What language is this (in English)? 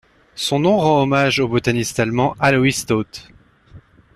French